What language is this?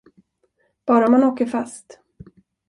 Swedish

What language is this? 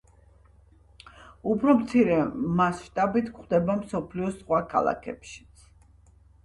Georgian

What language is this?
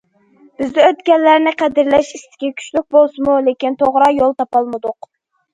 Uyghur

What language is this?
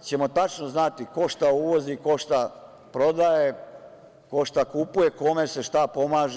Serbian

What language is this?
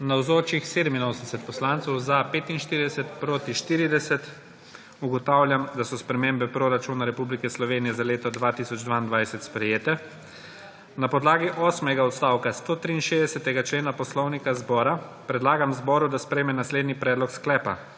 Slovenian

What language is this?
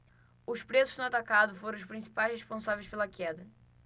Portuguese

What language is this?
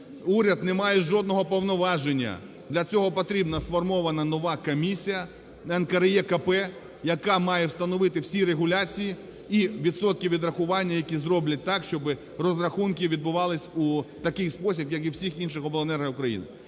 Ukrainian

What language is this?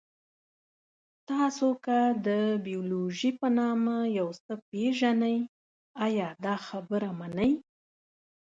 Pashto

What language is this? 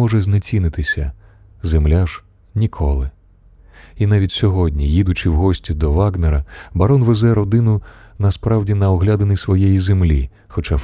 Ukrainian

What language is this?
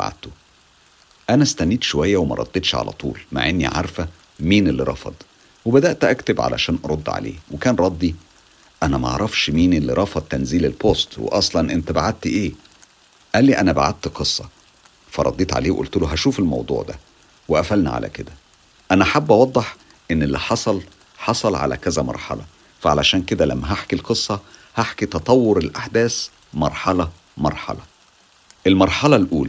Arabic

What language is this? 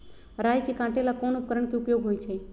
Magahi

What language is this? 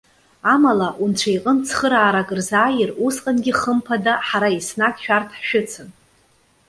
Abkhazian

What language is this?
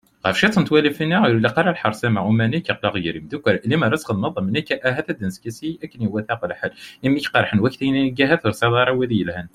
Kabyle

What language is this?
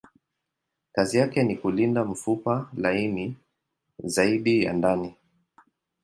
Swahili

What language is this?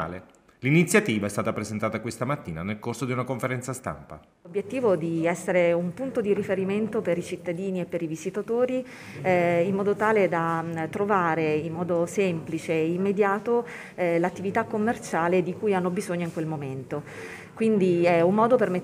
Italian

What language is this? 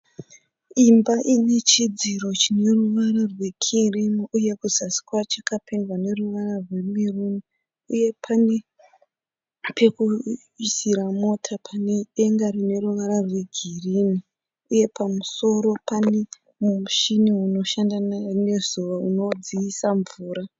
Shona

